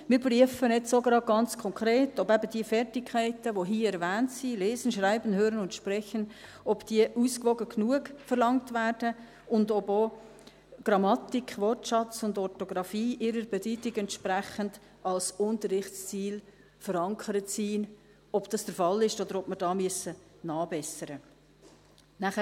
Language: Swiss German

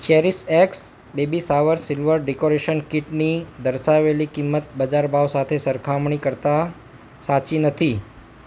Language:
Gujarati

